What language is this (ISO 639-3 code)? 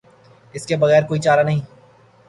urd